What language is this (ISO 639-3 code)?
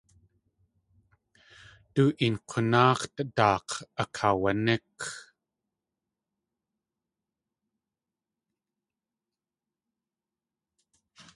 tli